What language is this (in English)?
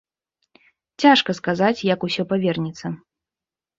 Belarusian